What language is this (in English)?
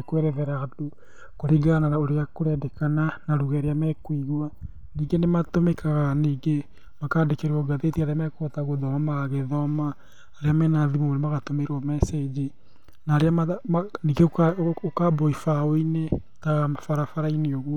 Kikuyu